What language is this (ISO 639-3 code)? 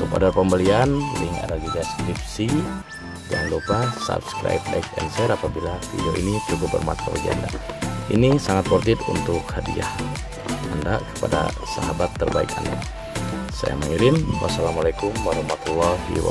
ind